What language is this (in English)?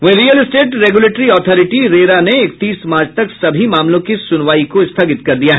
Hindi